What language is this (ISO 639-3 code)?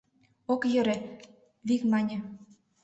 chm